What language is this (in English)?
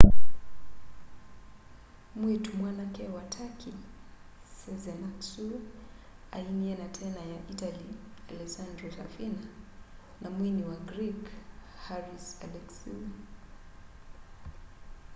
Kamba